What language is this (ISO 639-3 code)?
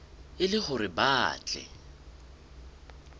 sot